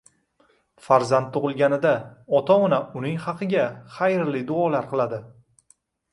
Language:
Uzbek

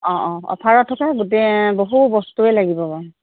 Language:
Assamese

